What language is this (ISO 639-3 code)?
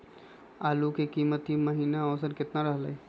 mag